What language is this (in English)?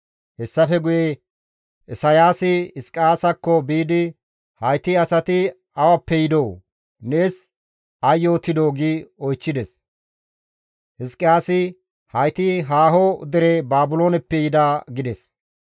Gamo